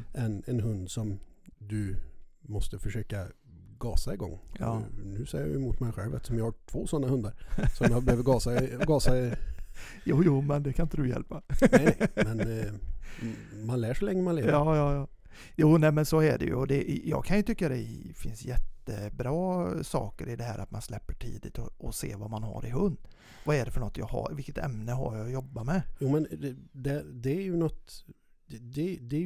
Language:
Swedish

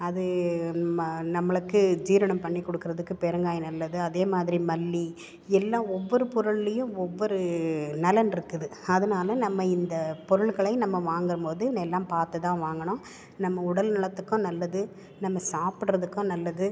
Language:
Tamil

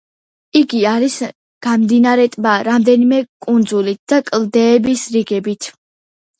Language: Georgian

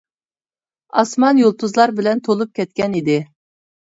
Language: Uyghur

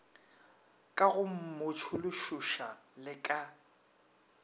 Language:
Northern Sotho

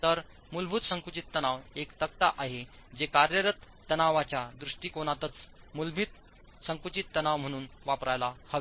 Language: Marathi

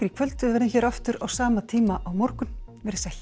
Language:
Icelandic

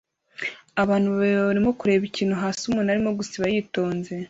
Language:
Kinyarwanda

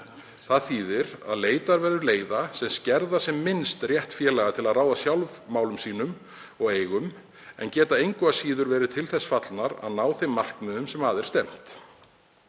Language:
Icelandic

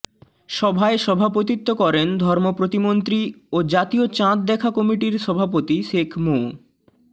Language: Bangla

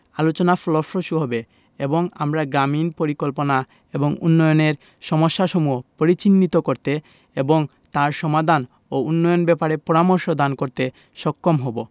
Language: Bangla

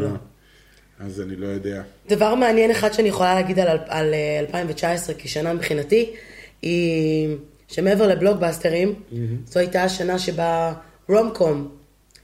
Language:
Hebrew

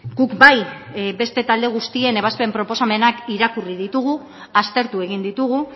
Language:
Basque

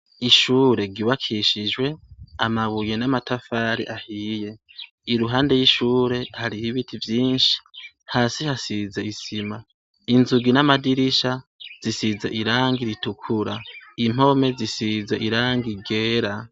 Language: Rundi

